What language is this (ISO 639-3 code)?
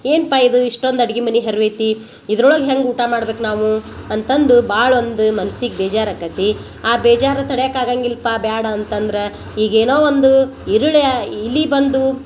kan